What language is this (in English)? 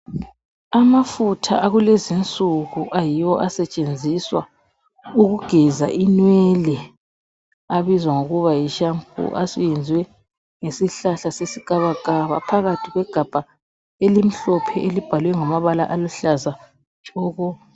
North Ndebele